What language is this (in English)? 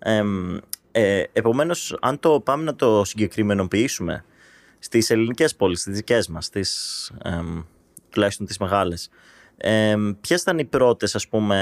Greek